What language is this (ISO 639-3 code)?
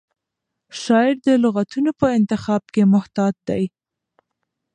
pus